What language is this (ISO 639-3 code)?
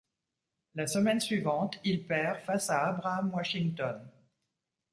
fra